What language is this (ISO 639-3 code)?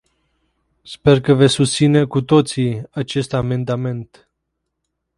ron